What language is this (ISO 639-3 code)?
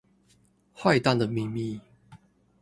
zho